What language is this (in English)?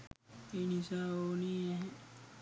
Sinhala